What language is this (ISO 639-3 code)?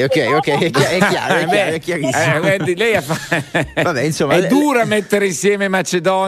ita